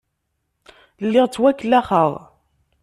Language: Kabyle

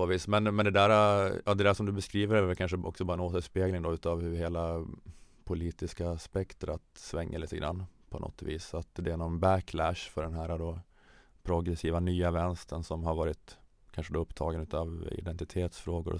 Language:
Swedish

